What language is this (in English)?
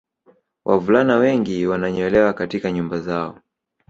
Swahili